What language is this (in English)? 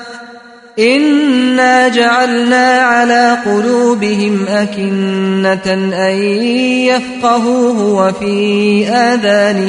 Russian